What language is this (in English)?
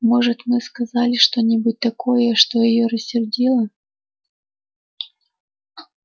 Russian